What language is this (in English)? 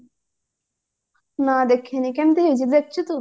Odia